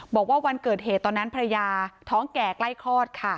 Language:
Thai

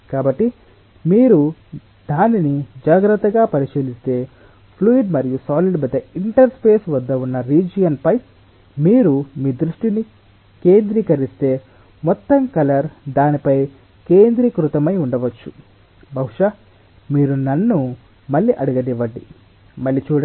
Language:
Telugu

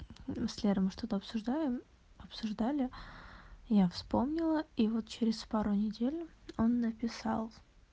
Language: Russian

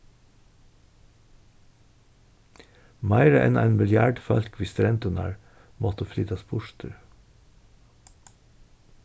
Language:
Faroese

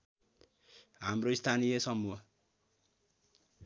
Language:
Nepali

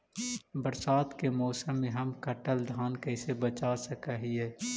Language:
Magahi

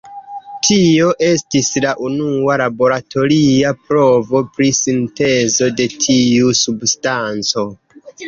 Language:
Esperanto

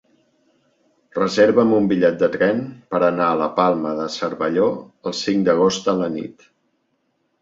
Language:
Catalan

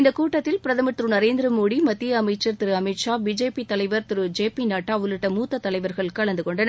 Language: Tamil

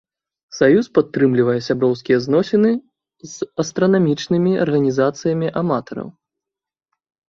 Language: Belarusian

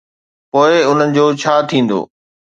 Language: Sindhi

